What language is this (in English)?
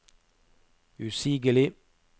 Norwegian